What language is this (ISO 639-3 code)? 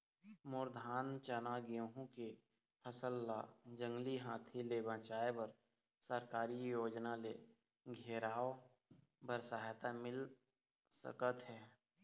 hne